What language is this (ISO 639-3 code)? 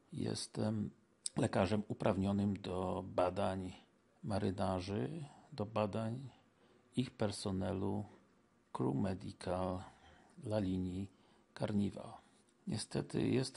pol